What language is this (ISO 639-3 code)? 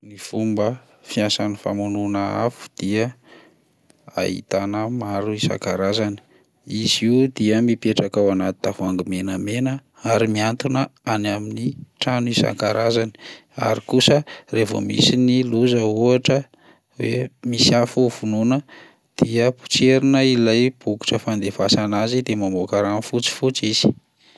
mlg